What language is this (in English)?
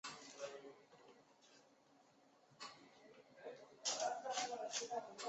Chinese